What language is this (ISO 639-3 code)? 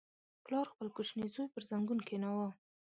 pus